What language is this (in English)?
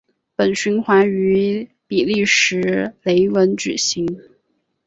Chinese